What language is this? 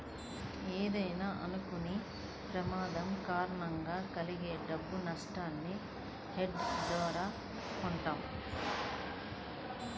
Telugu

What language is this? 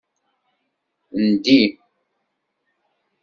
Kabyle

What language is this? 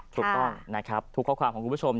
Thai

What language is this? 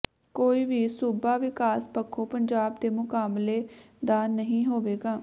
Punjabi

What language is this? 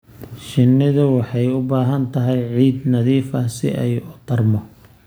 Somali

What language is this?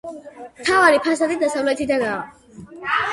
Georgian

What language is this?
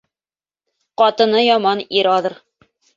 Bashkir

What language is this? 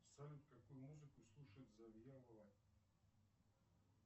Russian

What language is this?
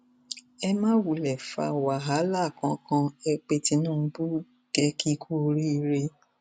Yoruba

